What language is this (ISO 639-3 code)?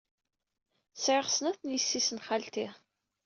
kab